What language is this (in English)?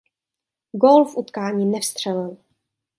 Czech